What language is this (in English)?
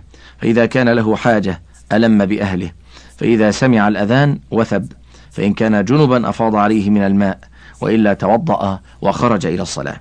Arabic